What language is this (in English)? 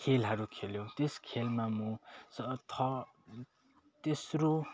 Nepali